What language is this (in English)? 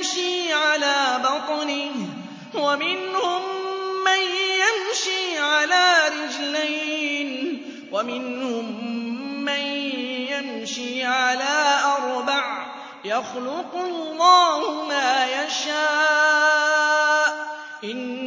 Arabic